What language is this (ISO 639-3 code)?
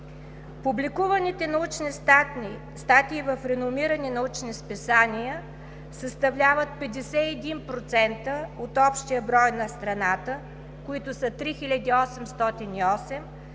bul